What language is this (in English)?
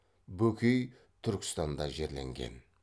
Kazakh